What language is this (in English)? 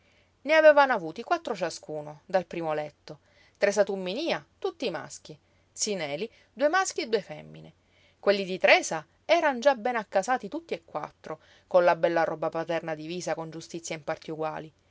Italian